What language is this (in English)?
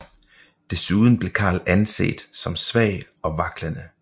Danish